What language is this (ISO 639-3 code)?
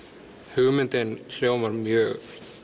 isl